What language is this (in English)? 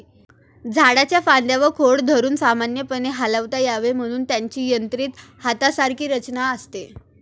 Marathi